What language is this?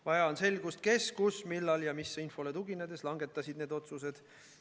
Estonian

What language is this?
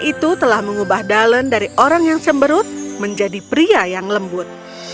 Indonesian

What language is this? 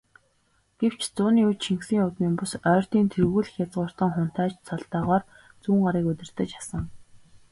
Mongolian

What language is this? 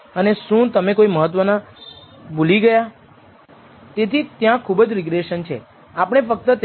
Gujarati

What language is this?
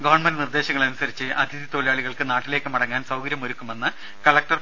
Malayalam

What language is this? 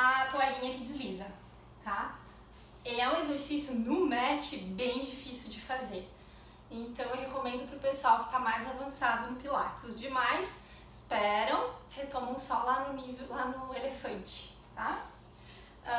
Portuguese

